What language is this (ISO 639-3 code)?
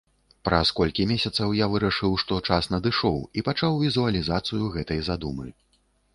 bel